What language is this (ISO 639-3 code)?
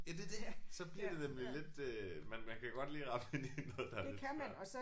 dan